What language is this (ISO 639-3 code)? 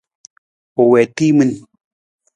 nmz